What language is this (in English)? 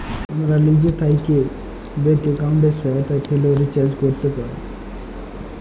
Bangla